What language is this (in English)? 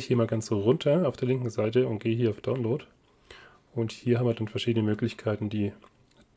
German